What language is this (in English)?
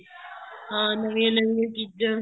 Punjabi